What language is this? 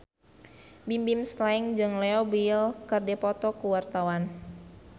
Sundanese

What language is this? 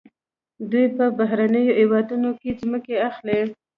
Pashto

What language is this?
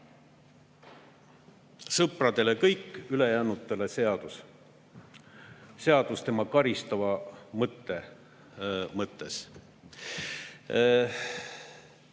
Estonian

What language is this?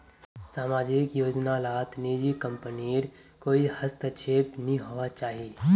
Magahi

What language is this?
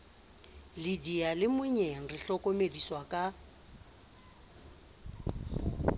Southern Sotho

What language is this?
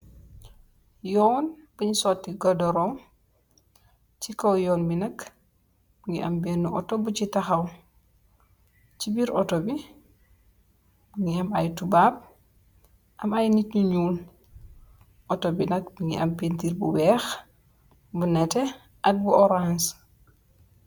Wolof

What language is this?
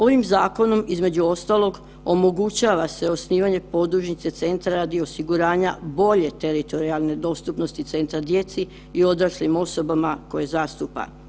Croatian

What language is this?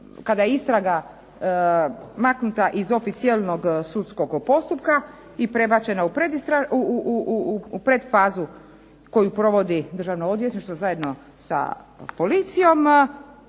Croatian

